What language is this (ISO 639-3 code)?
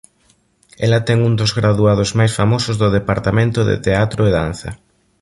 glg